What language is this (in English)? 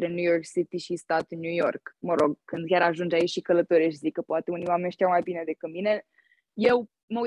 Romanian